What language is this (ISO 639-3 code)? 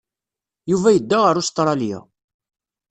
kab